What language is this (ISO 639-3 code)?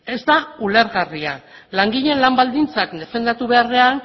eus